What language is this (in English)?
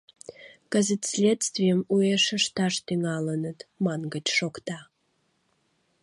Mari